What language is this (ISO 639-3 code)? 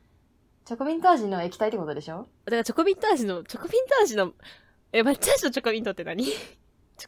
jpn